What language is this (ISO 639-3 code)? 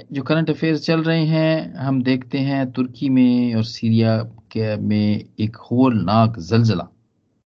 hin